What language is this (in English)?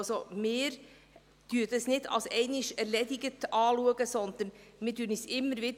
Swiss German